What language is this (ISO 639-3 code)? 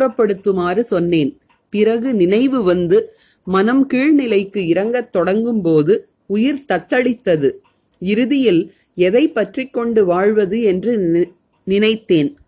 tam